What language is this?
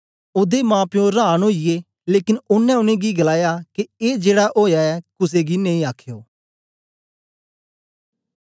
Dogri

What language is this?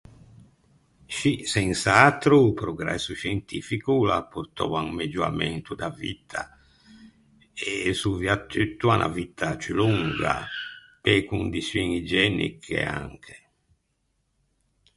Ligurian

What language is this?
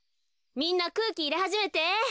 Japanese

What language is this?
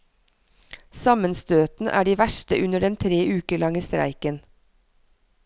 Norwegian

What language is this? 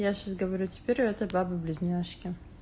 Russian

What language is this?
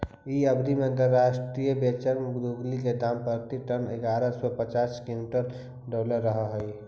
Magahi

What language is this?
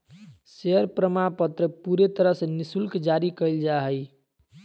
Magahi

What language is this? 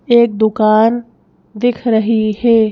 Hindi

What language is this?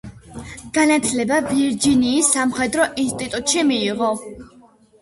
Georgian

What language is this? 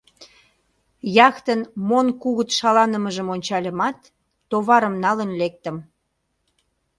Mari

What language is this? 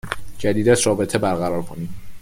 Persian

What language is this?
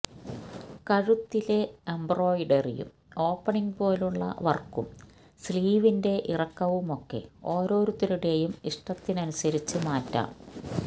Malayalam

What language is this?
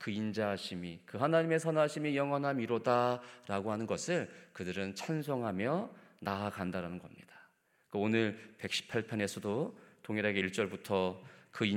Korean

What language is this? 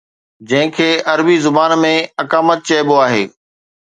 Sindhi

